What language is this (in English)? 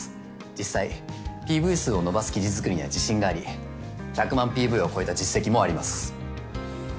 Japanese